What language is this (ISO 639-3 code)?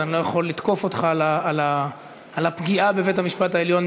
heb